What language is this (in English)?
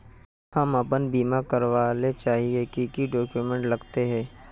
Magahi